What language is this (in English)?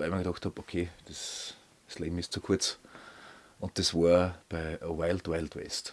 German